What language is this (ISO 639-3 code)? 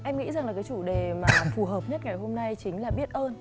vie